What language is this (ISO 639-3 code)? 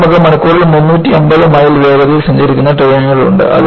mal